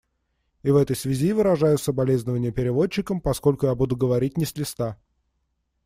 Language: Russian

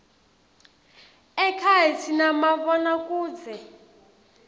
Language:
Swati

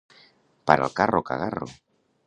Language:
Catalan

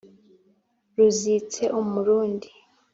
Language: Kinyarwanda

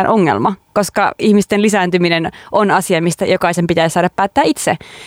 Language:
Finnish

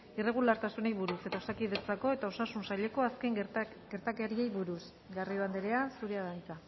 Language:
Basque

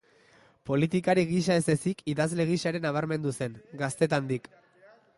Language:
Basque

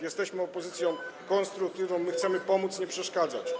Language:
Polish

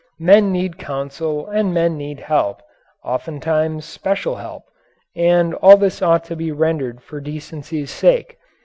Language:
English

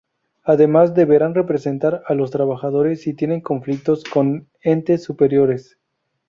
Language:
Spanish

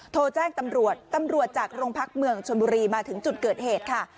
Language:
Thai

